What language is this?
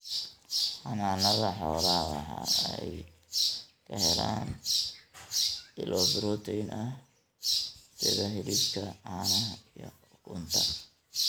Somali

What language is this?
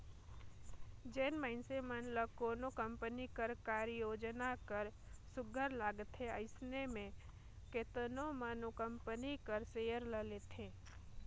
Chhattisgarhi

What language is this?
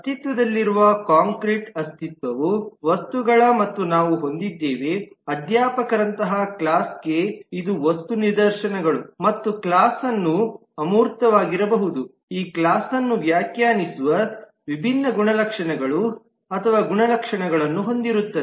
Kannada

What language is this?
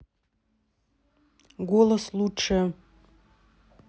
Russian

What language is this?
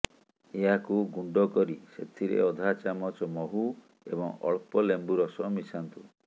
Odia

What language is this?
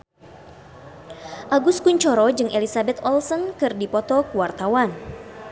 Sundanese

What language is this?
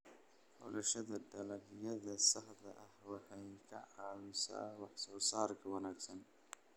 Somali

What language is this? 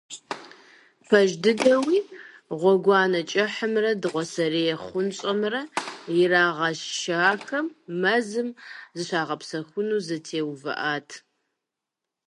Kabardian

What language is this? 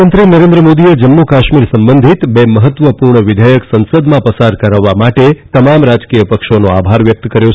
Gujarati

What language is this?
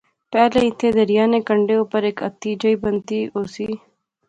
Pahari-Potwari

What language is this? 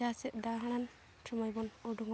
Santali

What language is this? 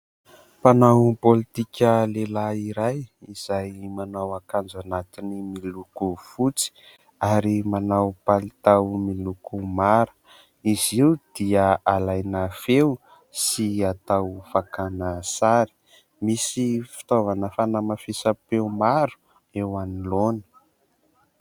Malagasy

